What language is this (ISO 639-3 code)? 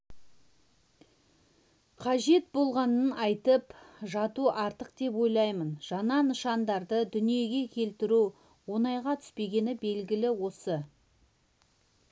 kaz